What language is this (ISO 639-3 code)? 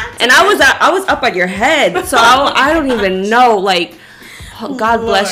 eng